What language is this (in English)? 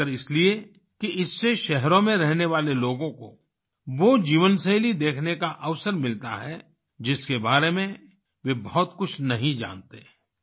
Hindi